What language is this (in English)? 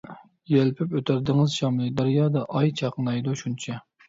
Uyghur